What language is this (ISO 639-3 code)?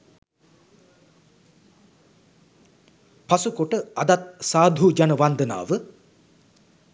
sin